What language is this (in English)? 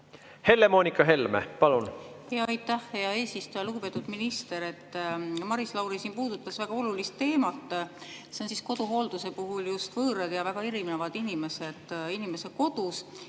Estonian